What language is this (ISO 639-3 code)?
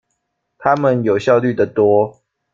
zho